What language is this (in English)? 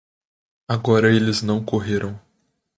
Portuguese